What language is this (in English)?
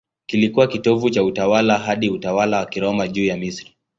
Swahili